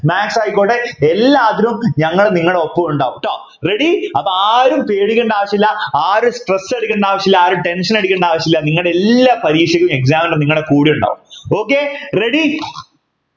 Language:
Malayalam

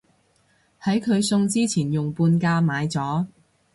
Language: Cantonese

